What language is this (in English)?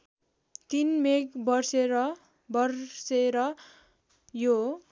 Nepali